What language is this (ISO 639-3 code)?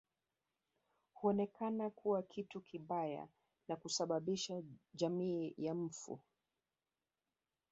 swa